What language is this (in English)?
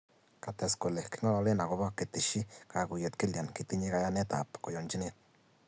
Kalenjin